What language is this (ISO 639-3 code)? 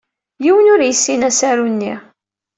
kab